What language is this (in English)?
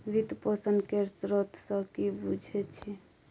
Maithili